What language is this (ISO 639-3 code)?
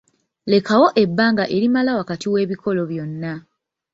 lug